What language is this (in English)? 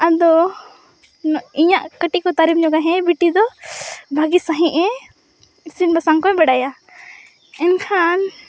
Santali